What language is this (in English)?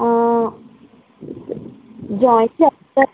Telugu